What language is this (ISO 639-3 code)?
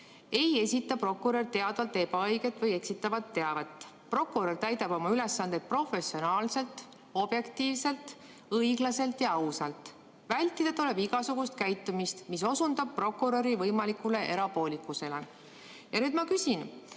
est